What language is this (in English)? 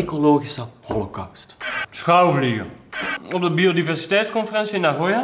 Dutch